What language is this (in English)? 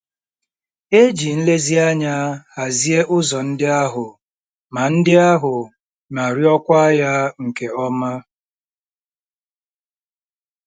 Igbo